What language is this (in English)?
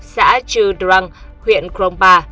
Vietnamese